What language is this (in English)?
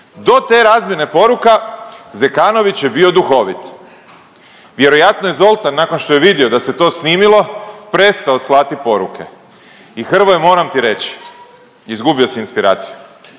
Croatian